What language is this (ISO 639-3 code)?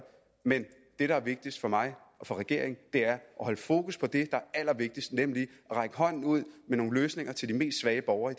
dan